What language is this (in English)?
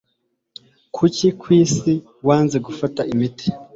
Kinyarwanda